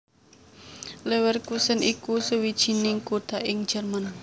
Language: Javanese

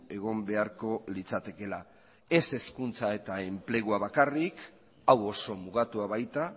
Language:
Basque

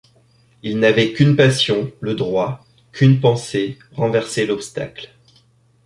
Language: French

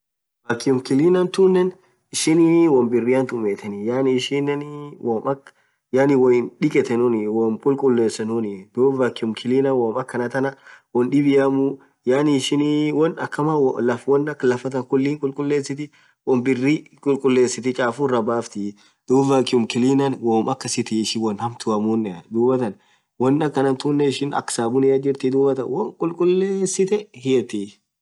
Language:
Orma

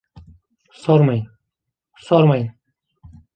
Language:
Turkish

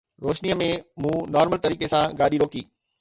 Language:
Sindhi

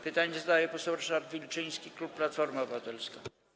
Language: Polish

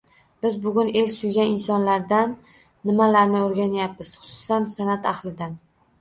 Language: Uzbek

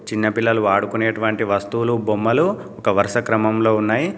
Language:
Telugu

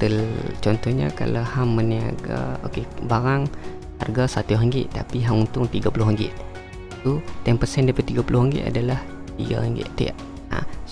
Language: Malay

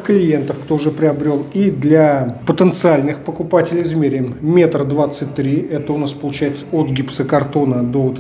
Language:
Russian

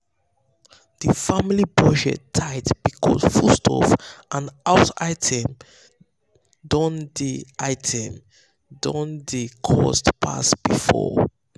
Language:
Nigerian Pidgin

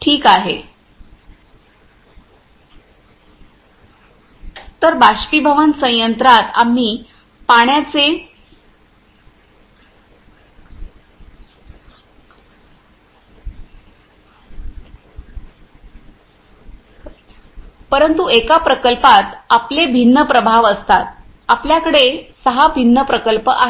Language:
Marathi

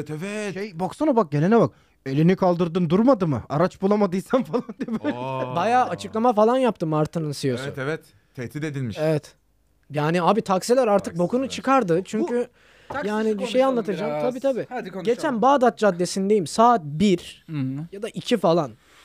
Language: Turkish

